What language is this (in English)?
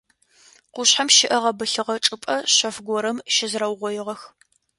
Adyghe